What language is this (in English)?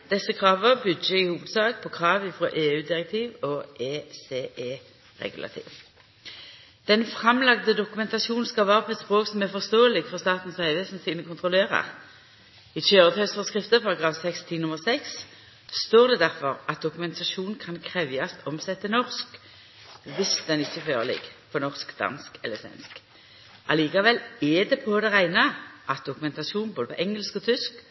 Norwegian Nynorsk